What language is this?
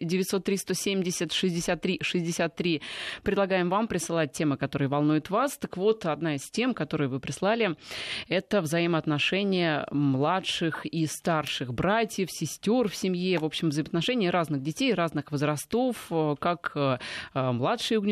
Russian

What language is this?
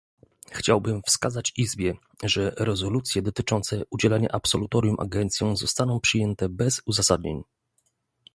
Polish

